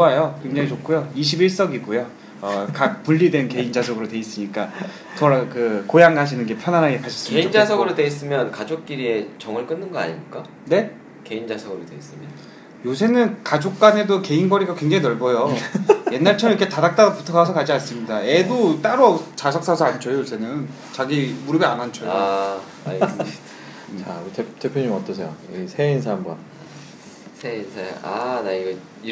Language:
Korean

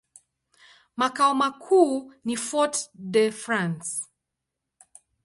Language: Swahili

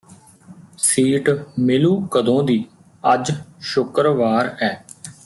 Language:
Punjabi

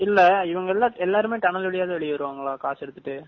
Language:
Tamil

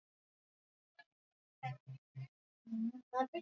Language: Swahili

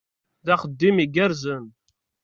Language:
Kabyle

